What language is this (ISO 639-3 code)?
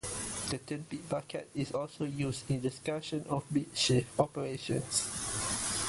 eng